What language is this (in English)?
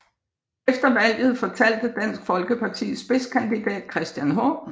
Danish